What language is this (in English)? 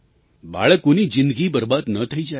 Gujarati